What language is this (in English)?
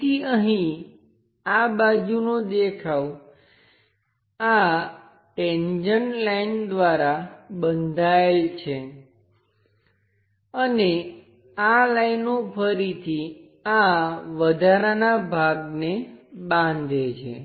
Gujarati